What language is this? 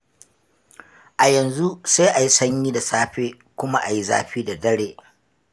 Hausa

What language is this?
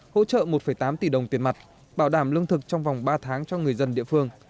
Vietnamese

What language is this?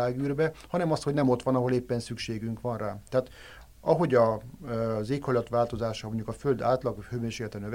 Hungarian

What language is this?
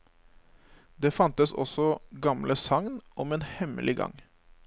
Norwegian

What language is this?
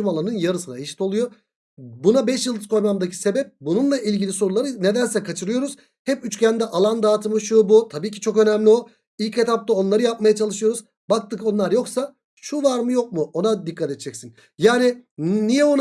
Turkish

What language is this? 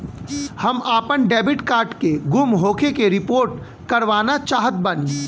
Bhojpuri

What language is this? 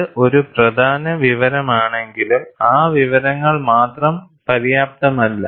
Malayalam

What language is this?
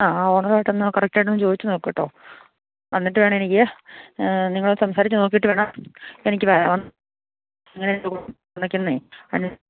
Malayalam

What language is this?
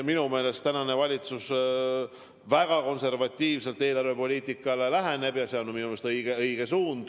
Estonian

